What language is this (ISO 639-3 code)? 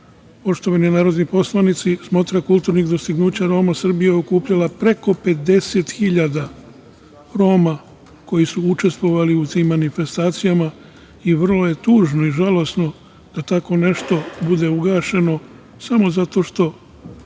srp